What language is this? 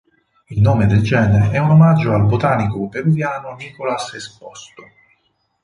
Italian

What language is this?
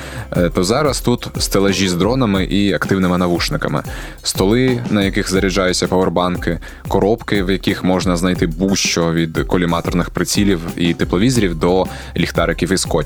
Ukrainian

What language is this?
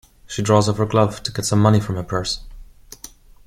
English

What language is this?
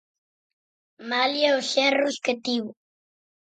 Galician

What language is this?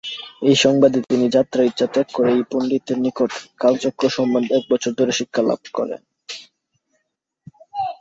Bangla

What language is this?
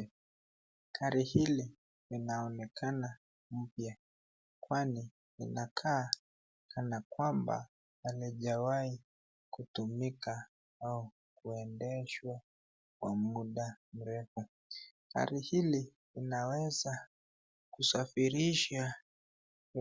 Swahili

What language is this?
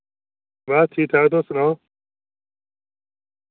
Dogri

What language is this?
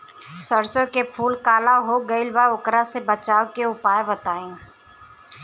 Bhojpuri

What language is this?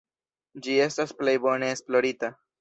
Esperanto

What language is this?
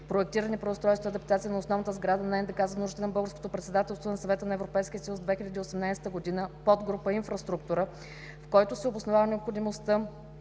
Bulgarian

